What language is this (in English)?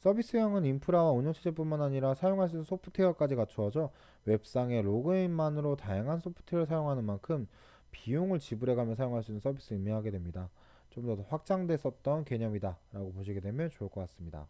Korean